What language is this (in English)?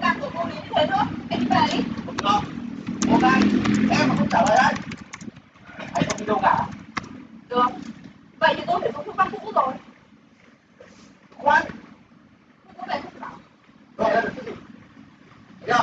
Vietnamese